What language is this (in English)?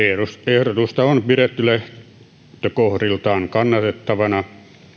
Finnish